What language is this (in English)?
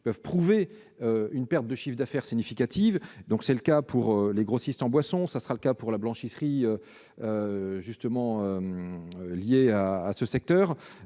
French